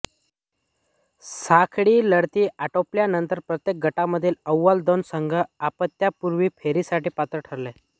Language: Marathi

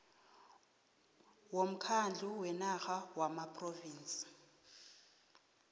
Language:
South Ndebele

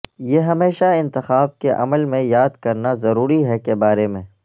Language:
Urdu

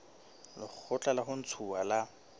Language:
Southern Sotho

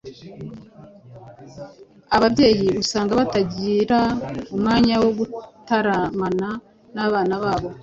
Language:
Kinyarwanda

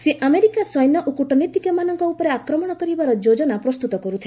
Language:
Odia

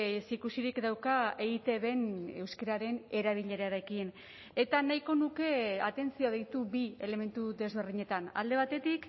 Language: Basque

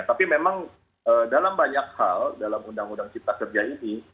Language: Indonesian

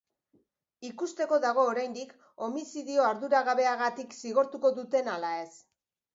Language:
Basque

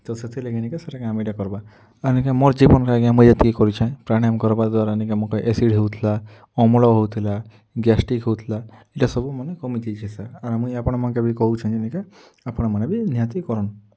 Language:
Odia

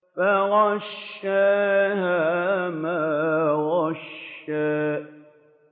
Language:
Arabic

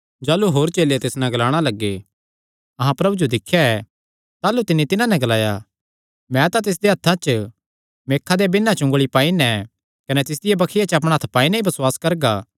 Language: Kangri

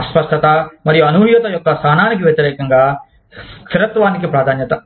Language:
Telugu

